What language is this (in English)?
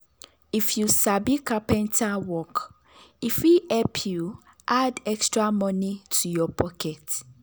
Nigerian Pidgin